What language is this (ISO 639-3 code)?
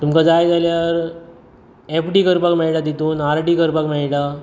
kok